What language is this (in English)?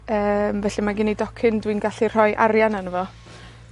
Welsh